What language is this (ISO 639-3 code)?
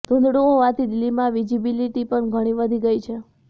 guj